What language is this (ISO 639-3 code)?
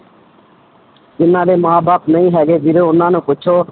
pan